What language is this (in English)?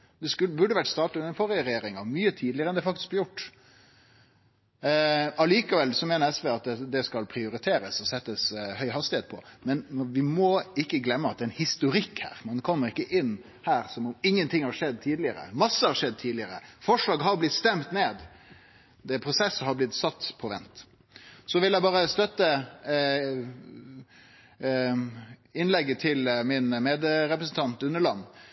Norwegian Nynorsk